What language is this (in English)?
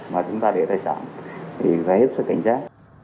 Vietnamese